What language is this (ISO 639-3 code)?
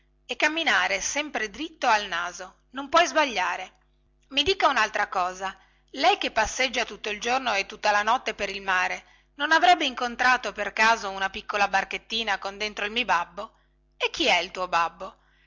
ita